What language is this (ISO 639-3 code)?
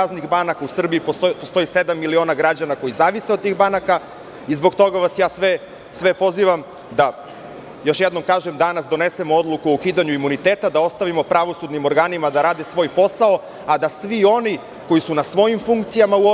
srp